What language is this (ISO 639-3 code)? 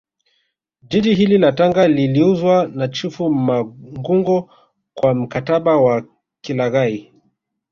swa